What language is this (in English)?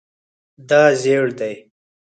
Pashto